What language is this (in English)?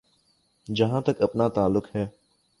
Urdu